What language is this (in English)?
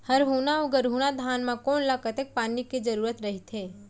Chhattisgarhi